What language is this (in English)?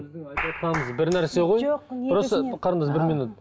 Kazakh